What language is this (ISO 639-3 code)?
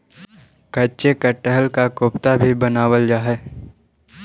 mag